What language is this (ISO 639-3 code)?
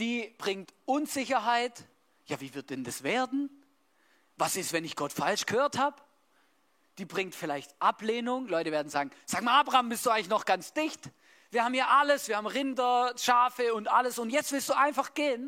deu